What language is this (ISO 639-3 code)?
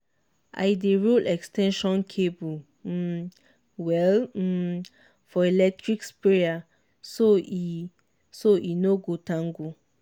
pcm